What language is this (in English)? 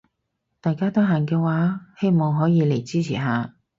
Cantonese